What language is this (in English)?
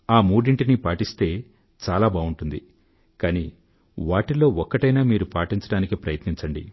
Telugu